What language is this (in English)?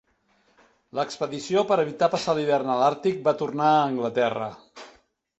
Catalan